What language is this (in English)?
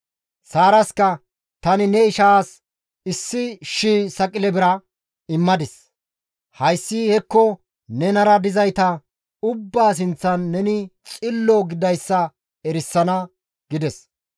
Gamo